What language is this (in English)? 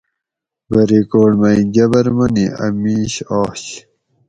Gawri